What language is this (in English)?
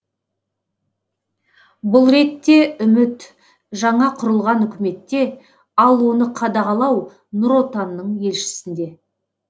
Kazakh